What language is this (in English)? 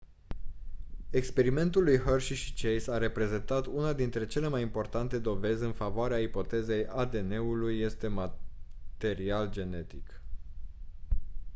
Romanian